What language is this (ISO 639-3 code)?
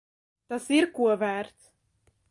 lav